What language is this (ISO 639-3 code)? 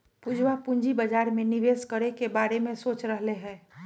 mag